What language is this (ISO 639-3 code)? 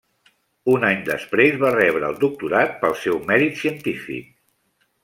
cat